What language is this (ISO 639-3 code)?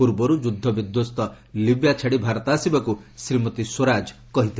ori